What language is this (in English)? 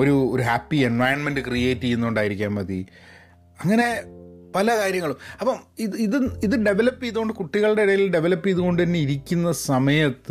Malayalam